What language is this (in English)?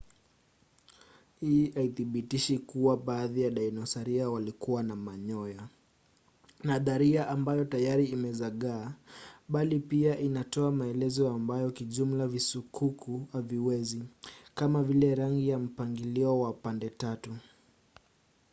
Swahili